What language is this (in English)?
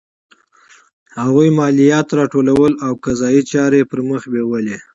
Pashto